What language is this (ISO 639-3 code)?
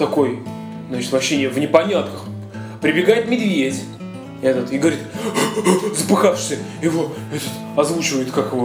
rus